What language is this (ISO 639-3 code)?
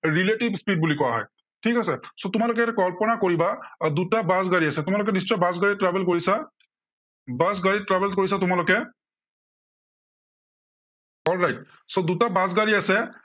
asm